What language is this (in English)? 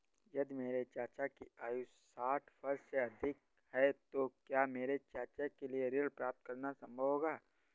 Hindi